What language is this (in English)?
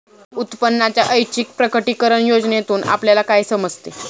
Marathi